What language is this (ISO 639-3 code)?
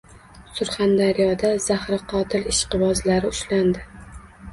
uzb